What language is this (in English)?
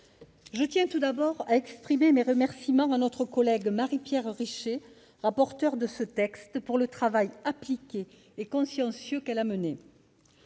French